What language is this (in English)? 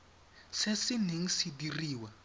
Tswana